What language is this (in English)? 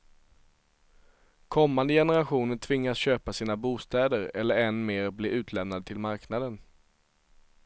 Swedish